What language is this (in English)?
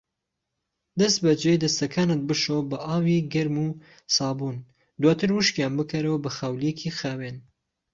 Central Kurdish